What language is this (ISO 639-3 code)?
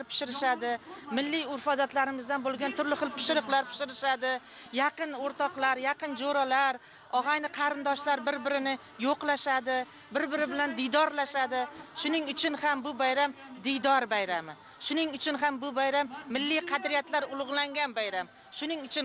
tur